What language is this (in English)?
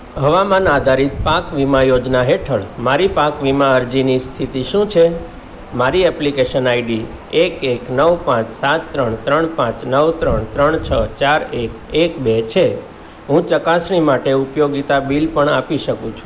Gujarati